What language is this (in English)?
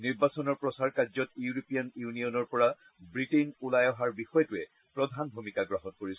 Assamese